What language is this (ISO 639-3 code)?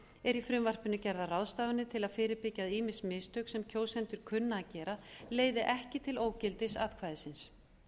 isl